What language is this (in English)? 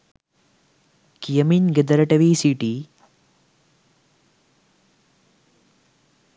Sinhala